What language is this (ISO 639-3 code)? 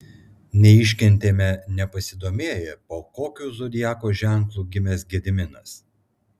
lit